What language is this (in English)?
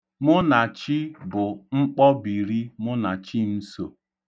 Igbo